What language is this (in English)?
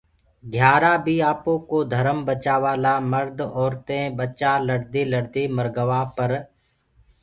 Gurgula